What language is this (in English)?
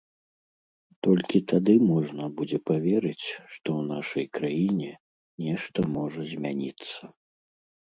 Belarusian